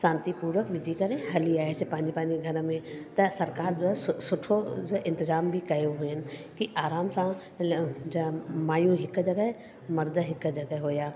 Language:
Sindhi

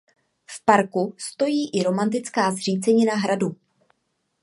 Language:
Czech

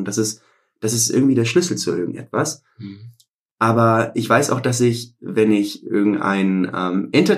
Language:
German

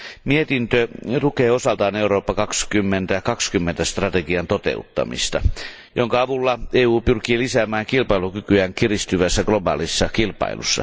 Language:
Finnish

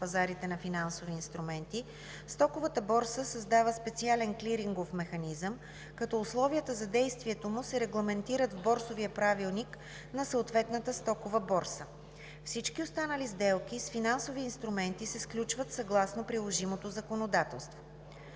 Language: Bulgarian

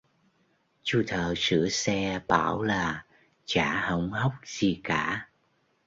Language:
Vietnamese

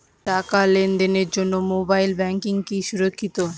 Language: Bangla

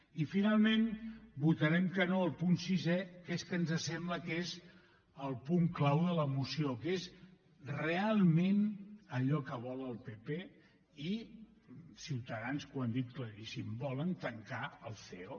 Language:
Catalan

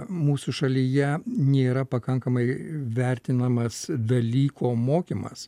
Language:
Lithuanian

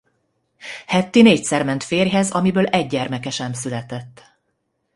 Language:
Hungarian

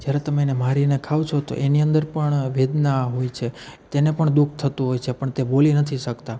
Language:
Gujarati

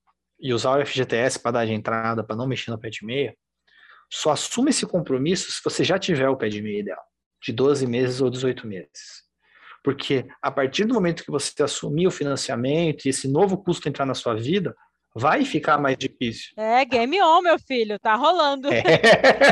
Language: Portuguese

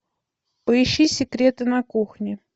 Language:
Russian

